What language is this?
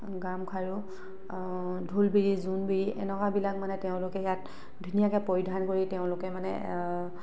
Assamese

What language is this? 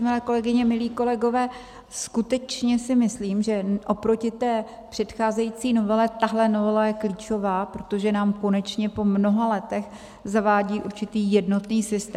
Czech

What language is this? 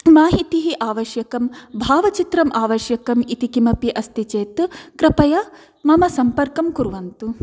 Sanskrit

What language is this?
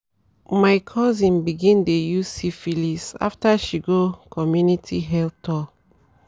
Nigerian Pidgin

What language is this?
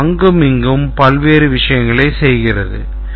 Tamil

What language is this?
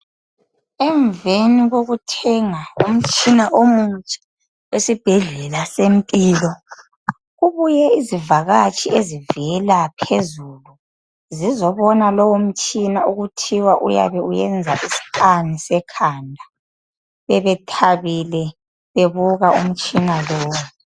North Ndebele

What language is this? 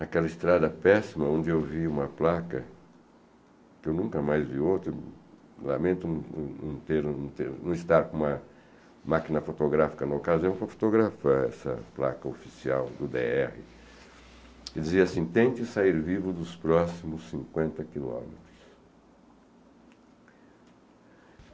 Portuguese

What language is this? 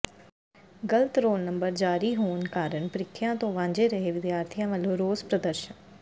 Punjabi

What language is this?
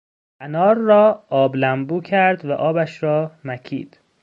Persian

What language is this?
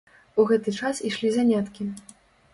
Belarusian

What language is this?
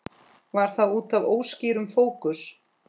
Icelandic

